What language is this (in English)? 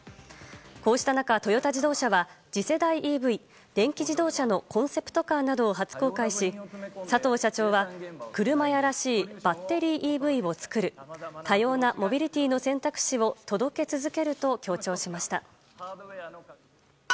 Japanese